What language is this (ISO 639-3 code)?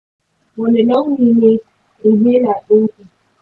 hau